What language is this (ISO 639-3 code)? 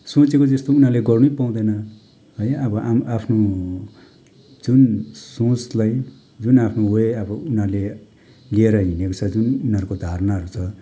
nep